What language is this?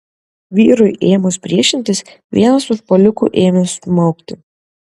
Lithuanian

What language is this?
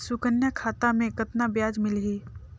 Chhattisgarhi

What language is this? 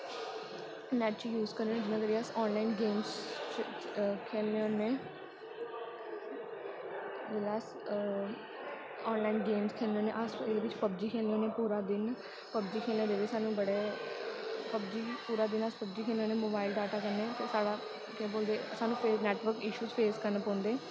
Dogri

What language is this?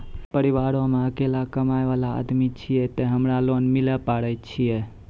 Maithili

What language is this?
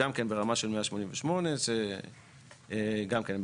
Hebrew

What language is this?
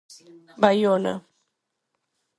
Galician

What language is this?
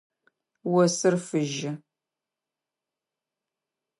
Adyghe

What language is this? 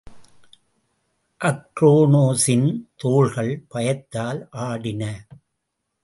Tamil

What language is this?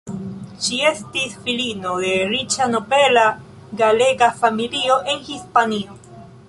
Esperanto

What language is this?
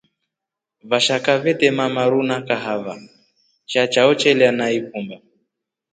Rombo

